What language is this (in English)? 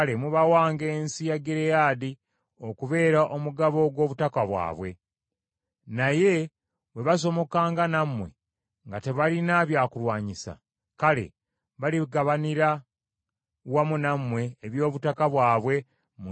Ganda